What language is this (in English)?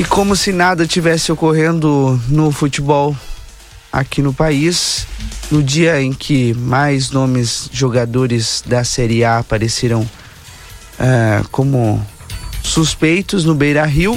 Portuguese